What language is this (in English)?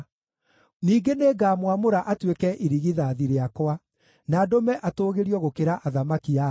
Kikuyu